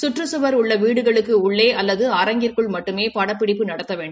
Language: Tamil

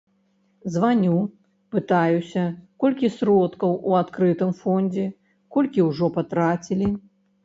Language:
Belarusian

